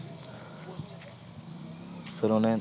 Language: Punjabi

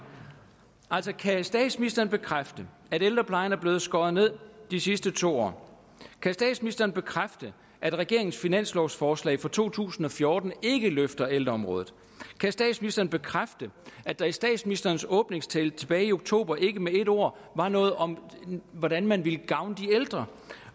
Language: Danish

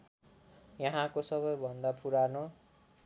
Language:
Nepali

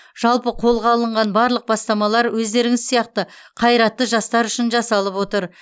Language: Kazakh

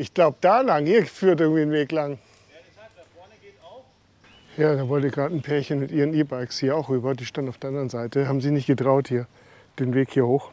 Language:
German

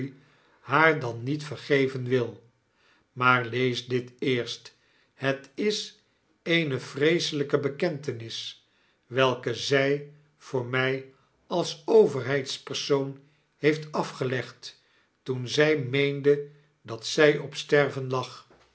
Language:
Dutch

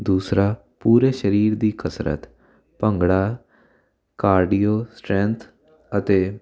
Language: Punjabi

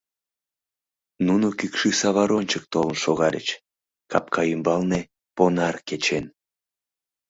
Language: Mari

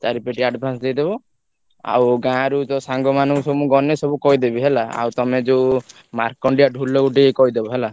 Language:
Odia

